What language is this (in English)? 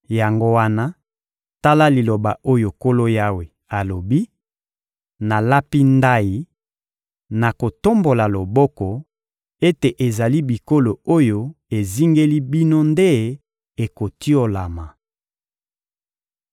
Lingala